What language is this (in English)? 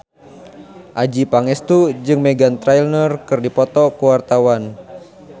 Sundanese